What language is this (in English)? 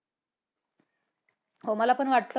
Marathi